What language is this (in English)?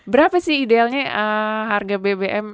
Indonesian